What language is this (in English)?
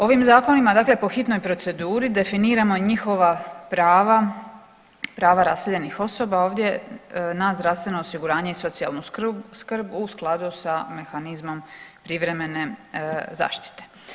Croatian